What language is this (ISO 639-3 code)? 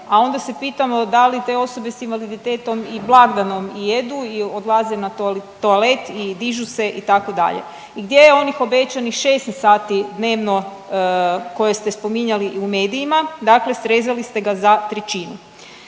hrv